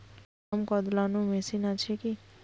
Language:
Bangla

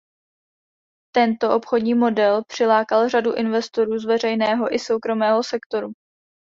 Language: Czech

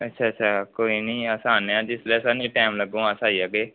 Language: Dogri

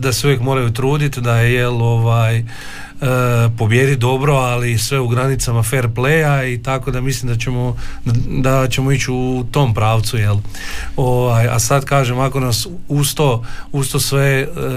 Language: Croatian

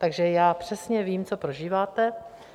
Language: Czech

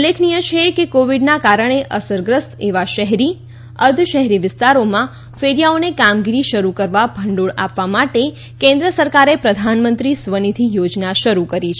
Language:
Gujarati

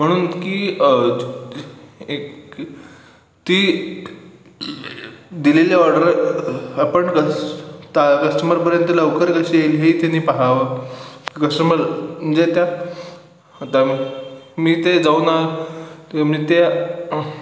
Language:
Marathi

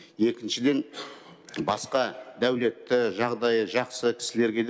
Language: Kazakh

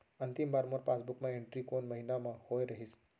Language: Chhattisgarhi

